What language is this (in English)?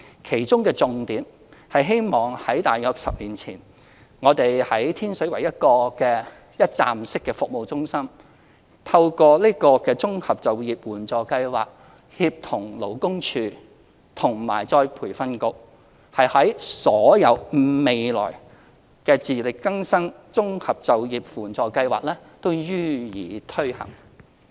Cantonese